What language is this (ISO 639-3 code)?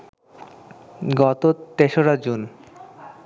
ben